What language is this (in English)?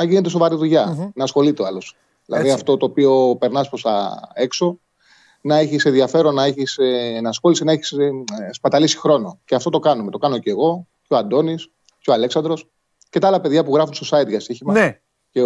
Greek